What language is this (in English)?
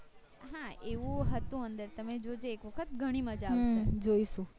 Gujarati